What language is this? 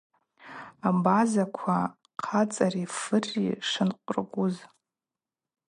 Abaza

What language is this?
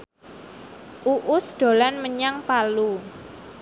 Javanese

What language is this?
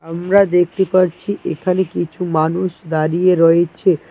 Bangla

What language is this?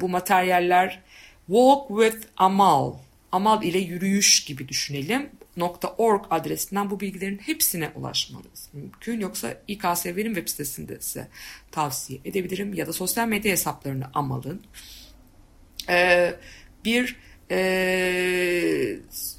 Turkish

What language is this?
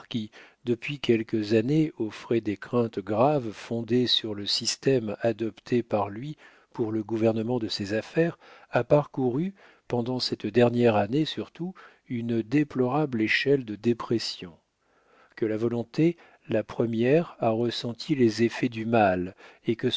French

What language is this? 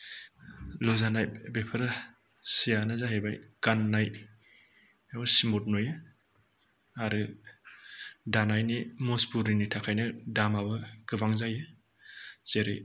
Bodo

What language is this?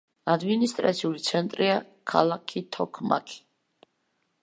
Georgian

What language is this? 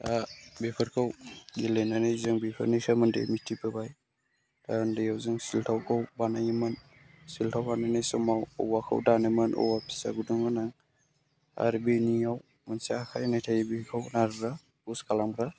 Bodo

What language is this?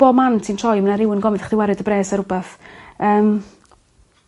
Welsh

